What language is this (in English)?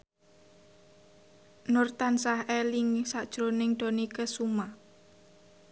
Javanese